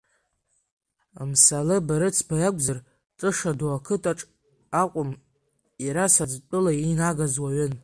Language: Abkhazian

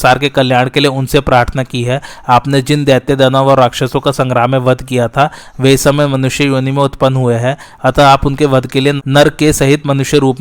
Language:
Hindi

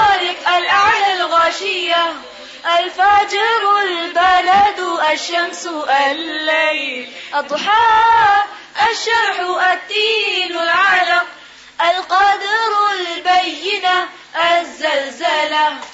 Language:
Urdu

